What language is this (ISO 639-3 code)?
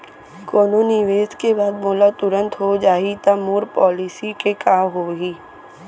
hne